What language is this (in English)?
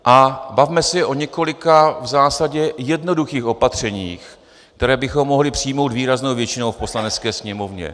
Czech